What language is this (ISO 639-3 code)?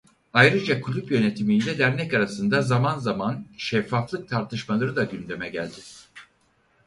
tur